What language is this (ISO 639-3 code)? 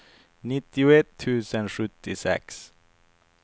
swe